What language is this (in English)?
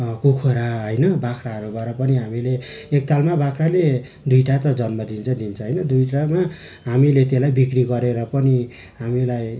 Nepali